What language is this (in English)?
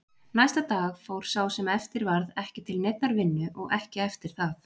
Icelandic